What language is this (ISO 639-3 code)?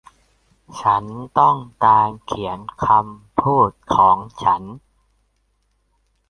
tha